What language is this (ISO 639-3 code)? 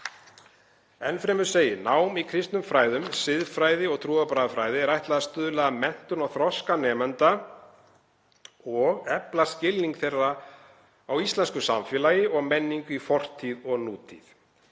isl